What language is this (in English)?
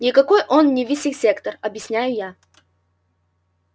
Russian